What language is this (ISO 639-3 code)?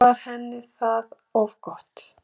isl